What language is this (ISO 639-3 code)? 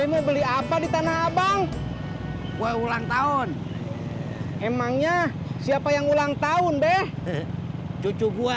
ind